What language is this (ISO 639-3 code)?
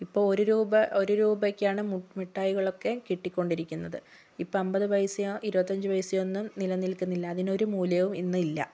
mal